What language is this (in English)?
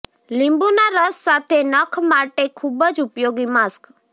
Gujarati